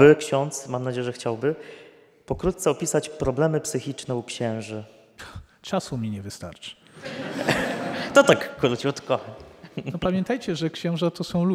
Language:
Polish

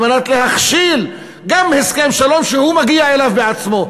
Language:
Hebrew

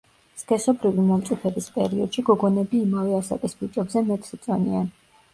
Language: Georgian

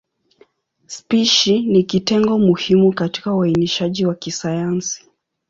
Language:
Swahili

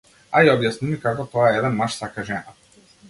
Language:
Macedonian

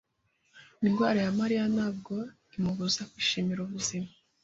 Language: Kinyarwanda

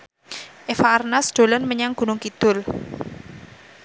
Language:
Javanese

